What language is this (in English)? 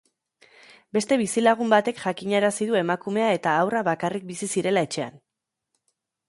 Basque